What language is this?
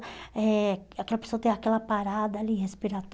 Portuguese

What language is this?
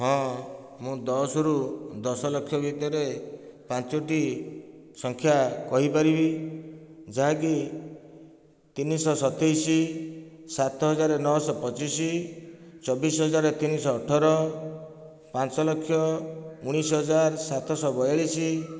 Odia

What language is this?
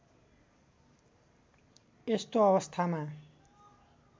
Nepali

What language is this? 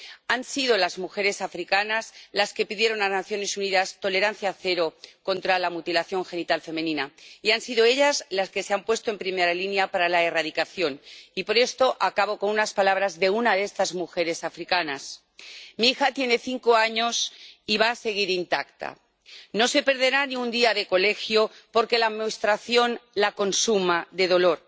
Spanish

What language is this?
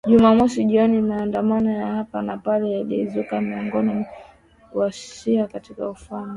Swahili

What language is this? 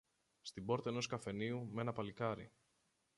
Greek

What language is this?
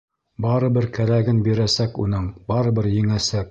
Bashkir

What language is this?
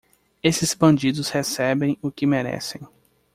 Portuguese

